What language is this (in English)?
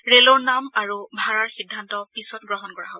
Assamese